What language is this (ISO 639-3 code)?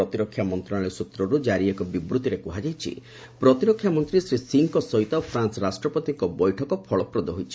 ori